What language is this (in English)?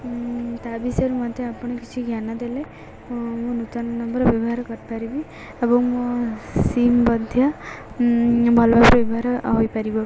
Odia